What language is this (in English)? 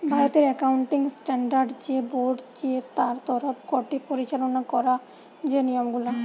Bangla